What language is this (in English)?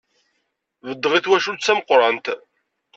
Kabyle